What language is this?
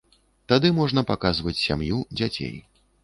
Belarusian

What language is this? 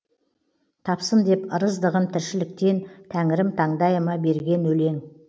Kazakh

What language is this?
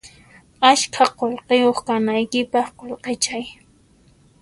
Puno Quechua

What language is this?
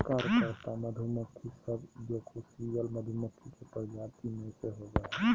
Magahi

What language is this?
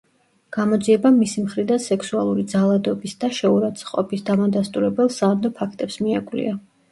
Georgian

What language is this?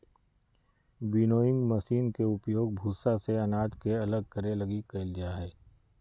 Magahi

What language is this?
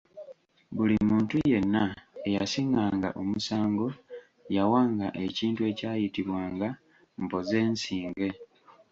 Ganda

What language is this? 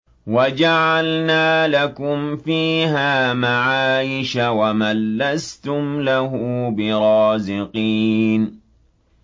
Arabic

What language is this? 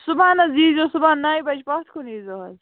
Kashmiri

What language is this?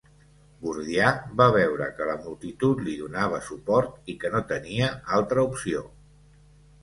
Catalan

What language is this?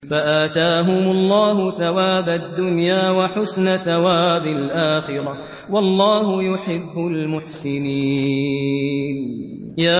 Arabic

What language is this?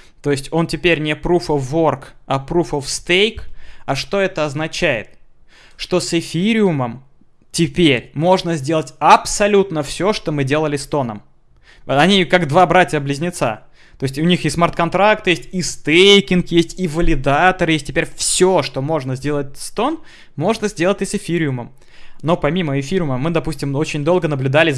Russian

